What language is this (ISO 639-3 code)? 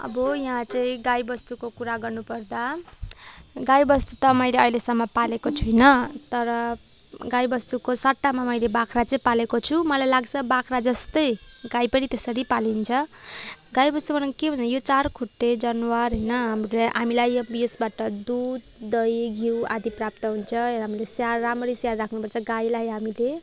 nep